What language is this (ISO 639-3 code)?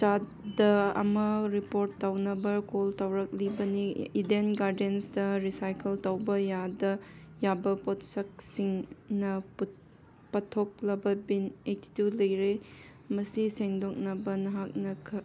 mni